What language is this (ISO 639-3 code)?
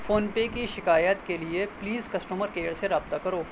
urd